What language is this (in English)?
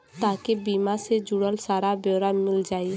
Bhojpuri